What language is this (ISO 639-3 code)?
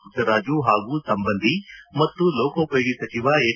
kan